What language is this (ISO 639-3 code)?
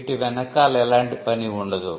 tel